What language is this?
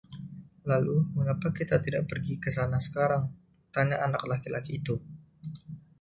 Indonesian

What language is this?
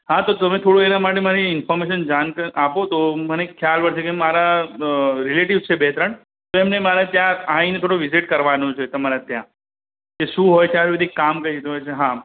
Gujarati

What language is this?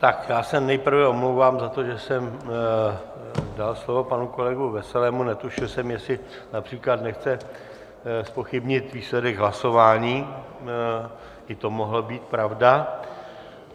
Czech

